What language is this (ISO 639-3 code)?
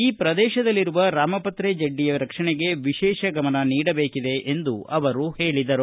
kan